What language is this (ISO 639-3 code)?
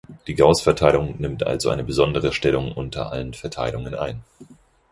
deu